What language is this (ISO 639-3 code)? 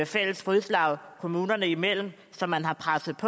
dan